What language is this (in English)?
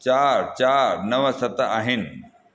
Sindhi